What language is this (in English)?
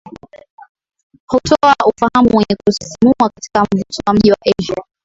Swahili